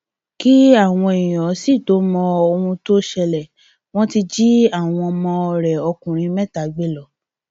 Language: Yoruba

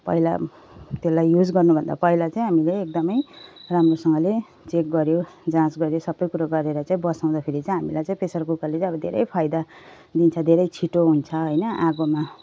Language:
Nepali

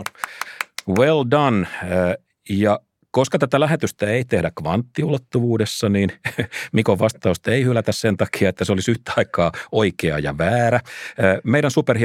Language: Finnish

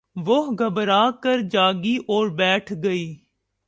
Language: Urdu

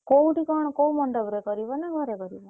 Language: Odia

